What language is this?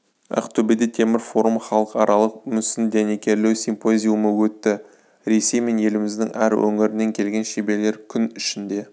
Kazakh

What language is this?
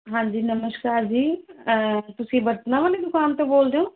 Punjabi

